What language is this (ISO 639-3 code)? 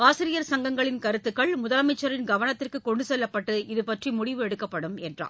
tam